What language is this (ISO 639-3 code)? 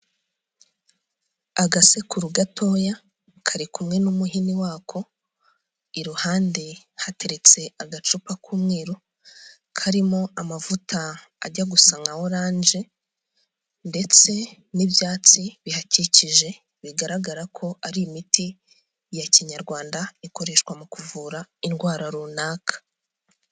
kin